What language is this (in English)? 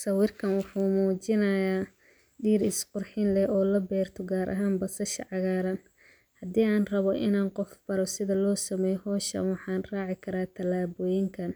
Somali